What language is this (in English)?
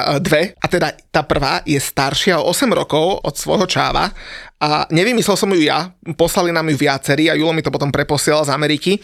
Slovak